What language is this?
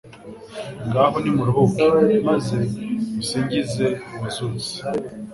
Kinyarwanda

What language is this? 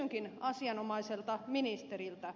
Finnish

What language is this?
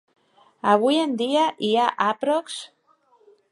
Catalan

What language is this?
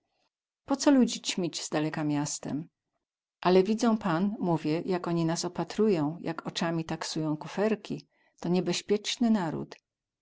Polish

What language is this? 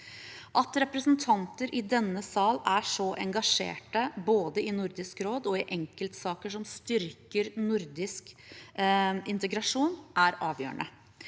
Norwegian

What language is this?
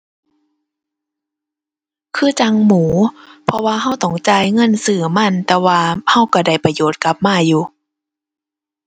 Thai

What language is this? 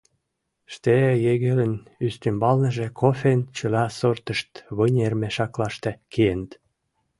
Mari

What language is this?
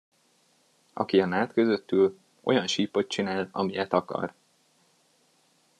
Hungarian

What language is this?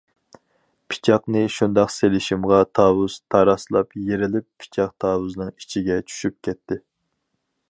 Uyghur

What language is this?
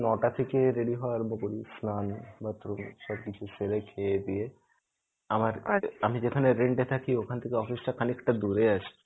Bangla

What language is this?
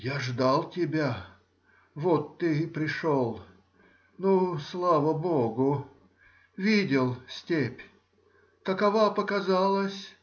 Russian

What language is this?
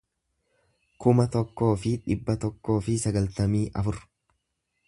Oromo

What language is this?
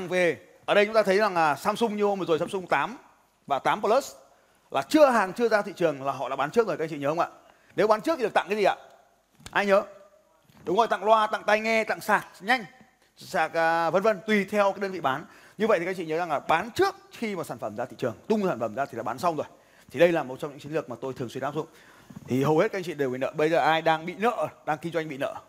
Vietnamese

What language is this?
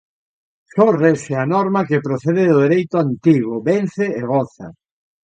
Galician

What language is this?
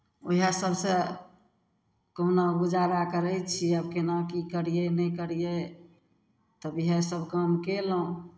Maithili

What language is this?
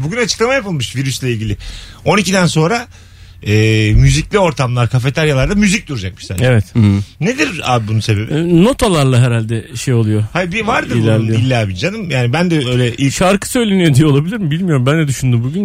Turkish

